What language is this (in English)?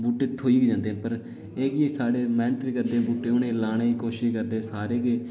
Dogri